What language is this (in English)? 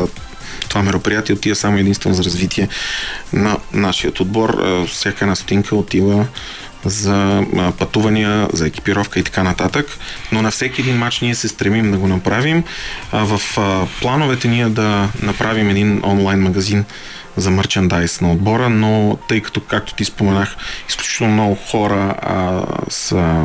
Bulgarian